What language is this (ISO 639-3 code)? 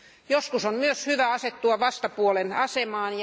fin